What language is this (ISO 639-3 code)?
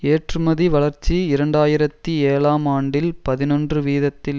tam